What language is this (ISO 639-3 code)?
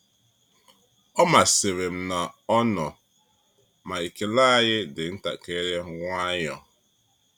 ibo